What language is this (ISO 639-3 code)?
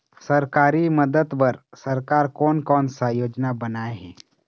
hne